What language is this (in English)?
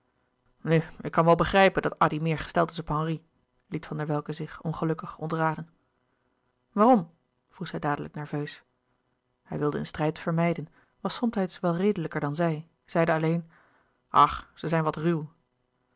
Dutch